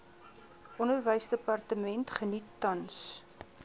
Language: Afrikaans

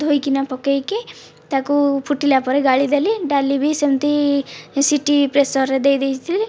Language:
Odia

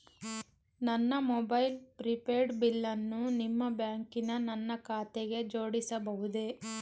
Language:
Kannada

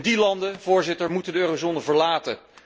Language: Dutch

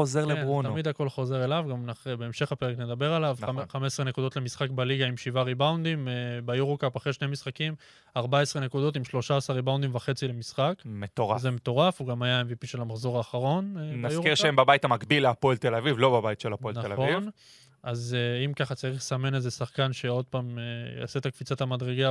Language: Hebrew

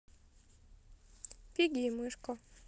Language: Russian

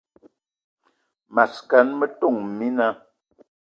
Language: Eton (Cameroon)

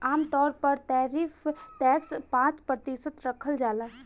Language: Bhojpuri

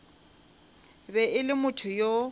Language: Northern Sotho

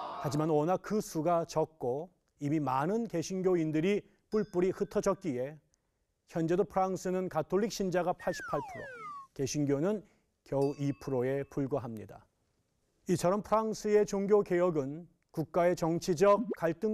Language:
Korean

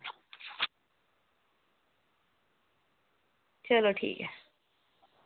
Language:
Dogri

